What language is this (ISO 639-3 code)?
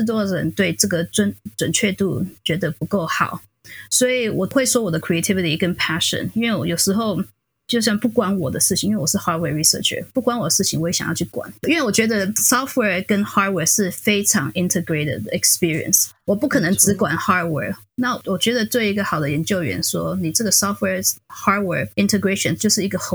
zho